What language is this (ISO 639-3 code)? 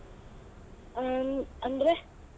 kan